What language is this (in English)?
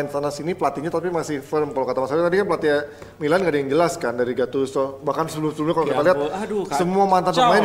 Indonesian